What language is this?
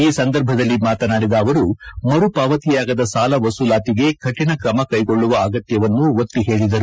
Kannada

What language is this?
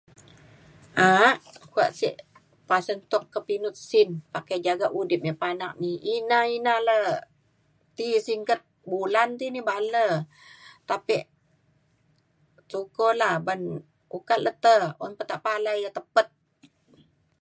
Mainstream Kenyah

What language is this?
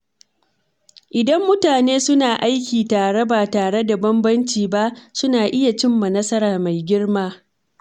Hausa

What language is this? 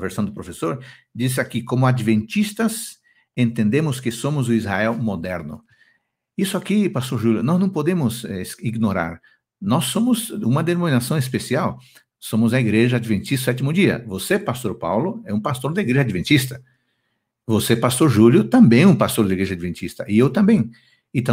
Portuguese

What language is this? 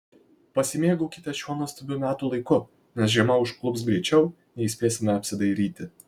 Lithuanian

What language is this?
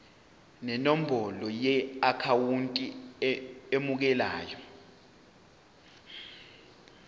Zulu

